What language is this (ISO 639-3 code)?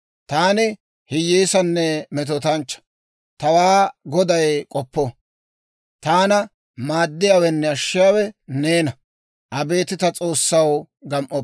dwr